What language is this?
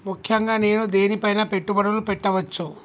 Telugu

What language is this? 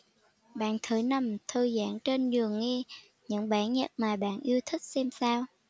Vietnamese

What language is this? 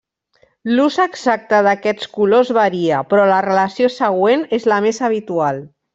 Catalan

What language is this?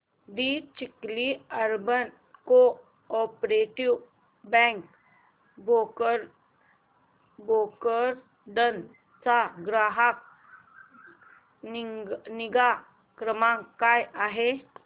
Marathi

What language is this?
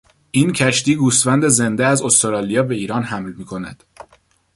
Persian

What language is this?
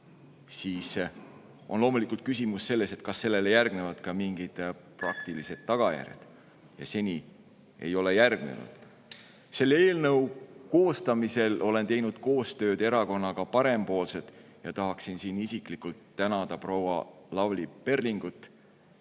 Estonian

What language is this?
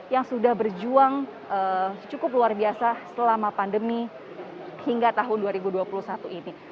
Indonesian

